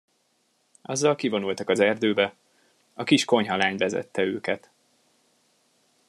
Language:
Hungarian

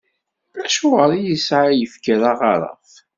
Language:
Kabyle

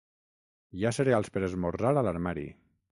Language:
Catalan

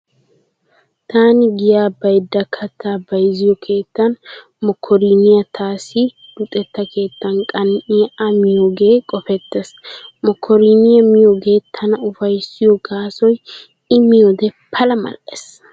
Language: Wolaytta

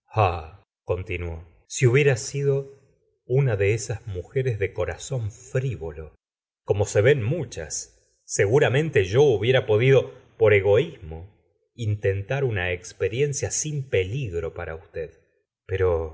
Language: Spanish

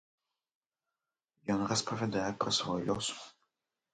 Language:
Belarusian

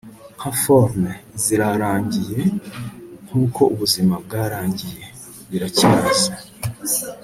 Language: Kinyarwanda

